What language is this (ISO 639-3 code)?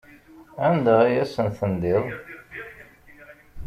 kab